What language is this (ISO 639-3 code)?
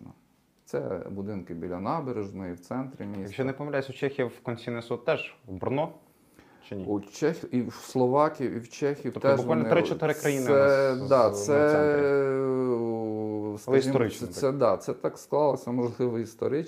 ukr